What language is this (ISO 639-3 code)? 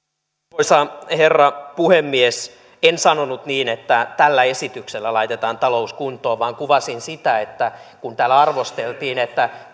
fin